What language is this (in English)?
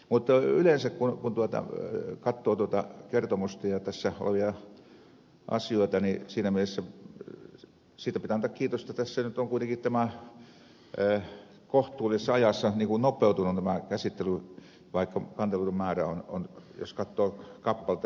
Finnish